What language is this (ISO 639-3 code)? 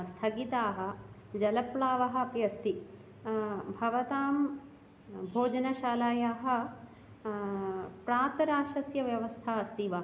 san